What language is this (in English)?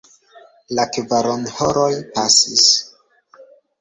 Esperanto